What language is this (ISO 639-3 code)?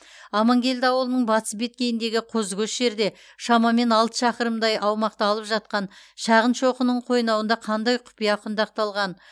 kaz